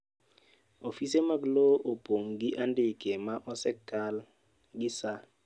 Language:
Luo (Kenya and Tanzania)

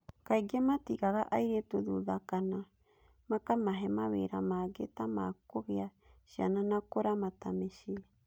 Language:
Kikuyu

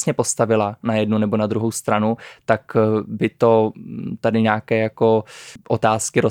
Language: Czech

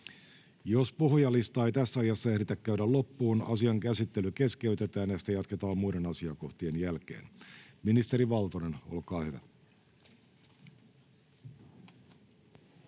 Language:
Finnish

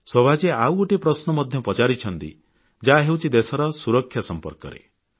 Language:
Odia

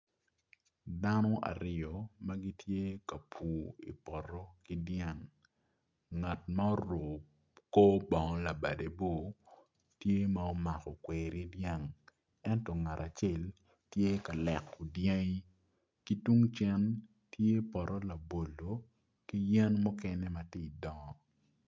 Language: Acoli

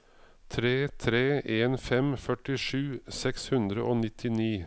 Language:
Norwegian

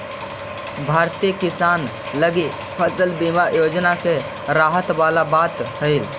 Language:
Magahi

